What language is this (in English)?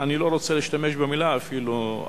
Hebrew